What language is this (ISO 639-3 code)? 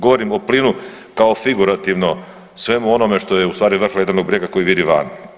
hrv